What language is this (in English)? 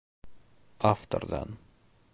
Bashkir